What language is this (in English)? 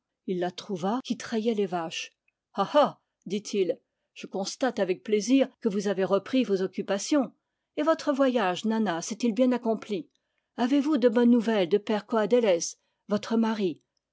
French